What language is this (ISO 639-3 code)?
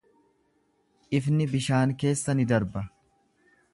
orm